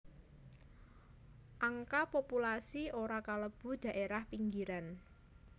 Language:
Javanese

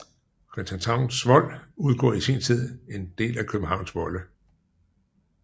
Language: Danish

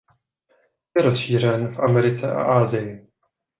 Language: Czech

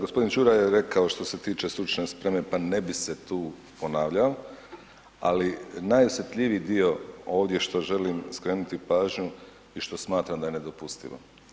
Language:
Croatian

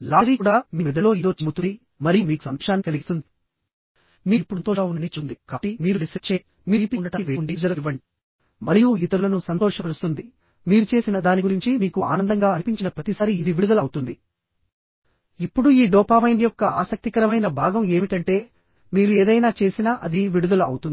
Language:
Telugu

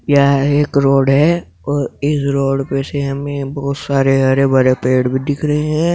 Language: Hindi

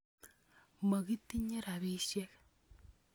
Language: Kalenjin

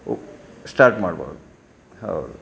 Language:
Kannada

